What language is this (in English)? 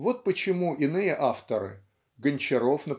Russian